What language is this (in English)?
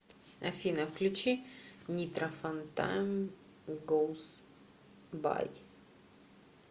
Russian